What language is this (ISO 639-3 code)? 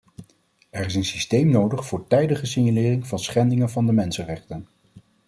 nld